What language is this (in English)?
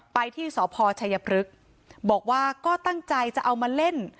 Thai